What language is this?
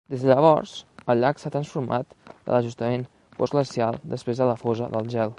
Catalan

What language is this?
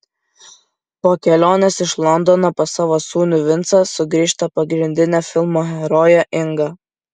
Lithuanian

